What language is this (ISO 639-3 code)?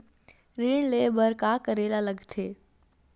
hne